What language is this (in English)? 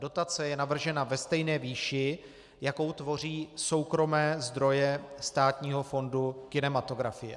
Czech